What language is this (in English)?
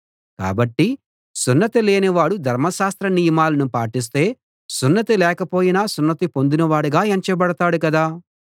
Telugu